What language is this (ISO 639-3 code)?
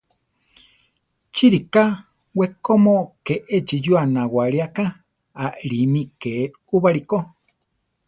tar